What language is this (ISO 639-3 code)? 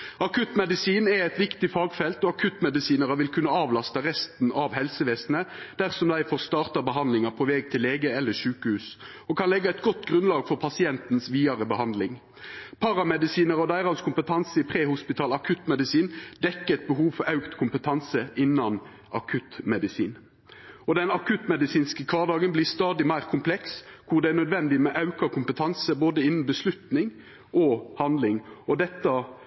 nno